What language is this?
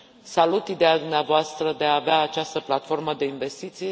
Romanian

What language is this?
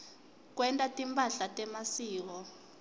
Swati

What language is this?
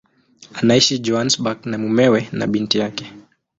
Swahili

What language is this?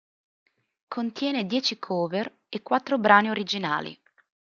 Italian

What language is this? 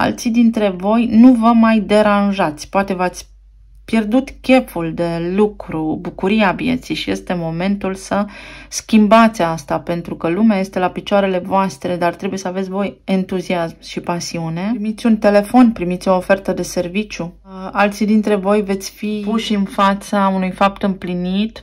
Romanian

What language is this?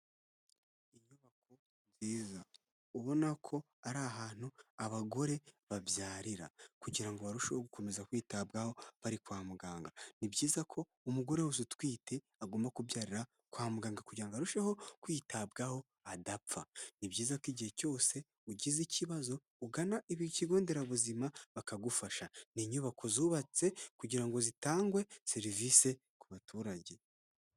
Kinyarwanda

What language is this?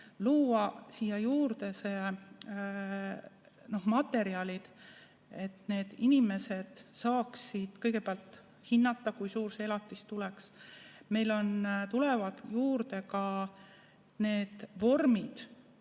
Estonian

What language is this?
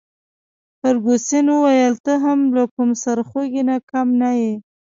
Pashto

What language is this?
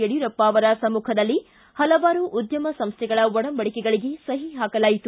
Kannada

